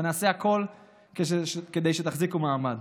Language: Hebrew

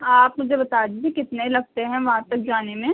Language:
Urdu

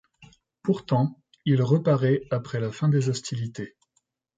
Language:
French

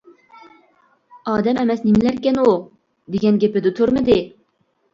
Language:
Uyghur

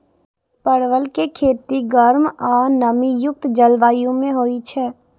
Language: Maithili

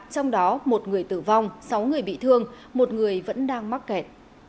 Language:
Vietnamese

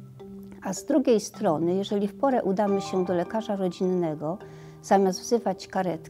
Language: Polish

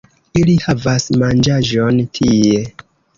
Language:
Esperanto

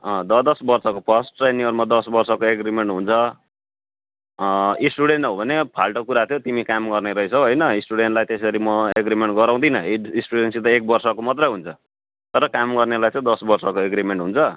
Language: Nepali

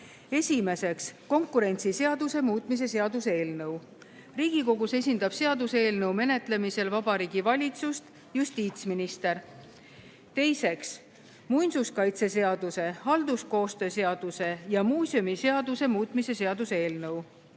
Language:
Estonian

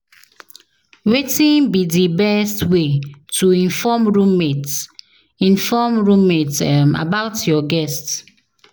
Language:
Nigerian Pidgin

